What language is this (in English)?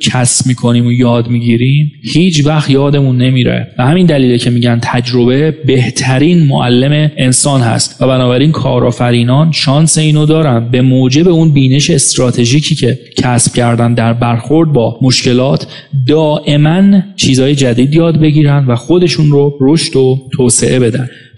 Persian